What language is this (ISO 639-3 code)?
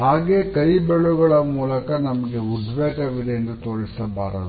kan